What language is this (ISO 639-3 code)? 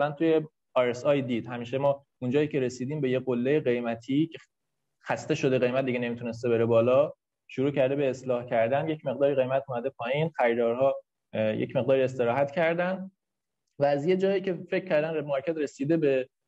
fas